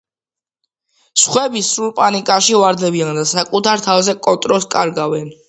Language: Georgian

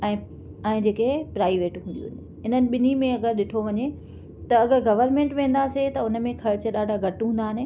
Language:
Sindhi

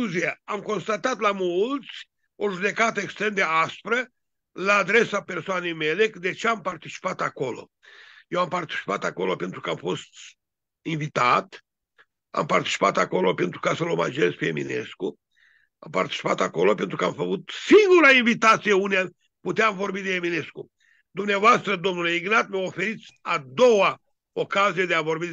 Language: Romanian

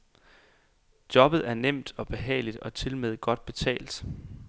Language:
Danish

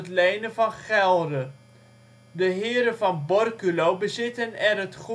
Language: Dutch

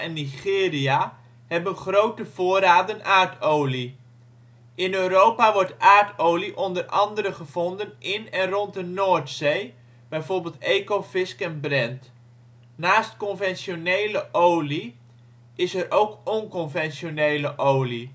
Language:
Dutch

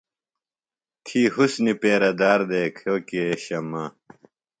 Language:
Phalura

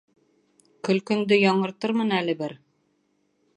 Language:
Bashkir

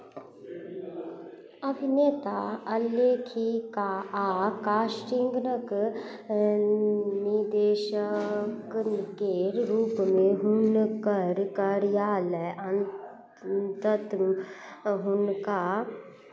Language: Maithili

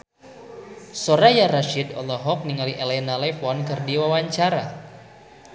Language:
Sundanese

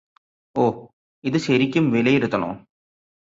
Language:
Malayalam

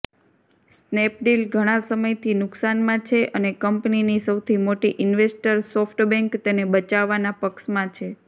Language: Gujarati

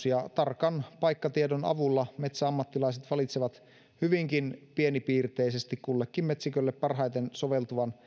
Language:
Finnish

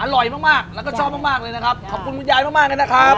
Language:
Thai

